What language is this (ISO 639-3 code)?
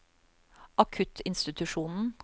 nor